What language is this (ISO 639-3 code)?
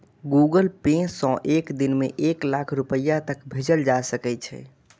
mai